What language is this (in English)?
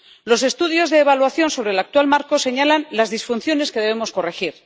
Spanish